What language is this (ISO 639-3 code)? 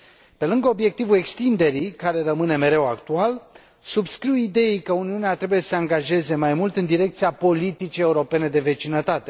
ron